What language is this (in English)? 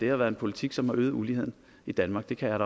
Danish